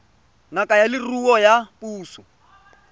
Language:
Tswana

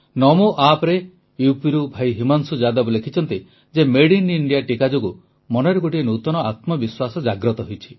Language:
Odia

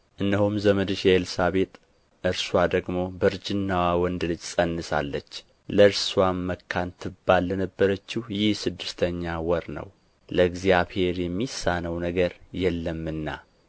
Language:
Amharic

